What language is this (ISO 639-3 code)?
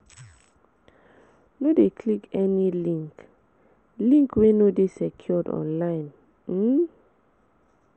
pcm